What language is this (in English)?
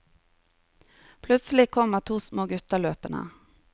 Norwegian